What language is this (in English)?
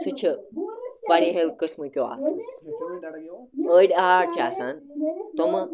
Kashmiri